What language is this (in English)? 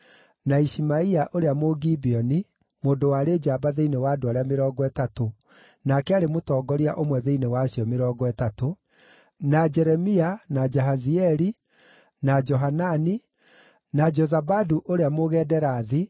Kikuyu